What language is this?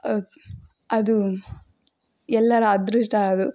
Kannada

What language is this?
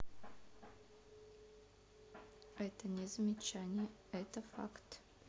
Russian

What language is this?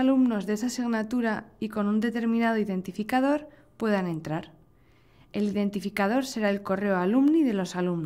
Spanish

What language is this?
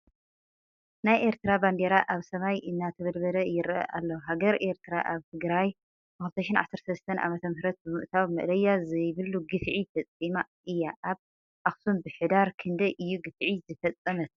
Tigrinya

